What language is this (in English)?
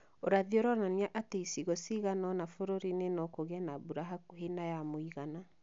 Kikuyu